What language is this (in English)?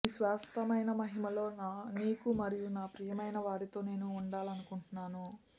Telugu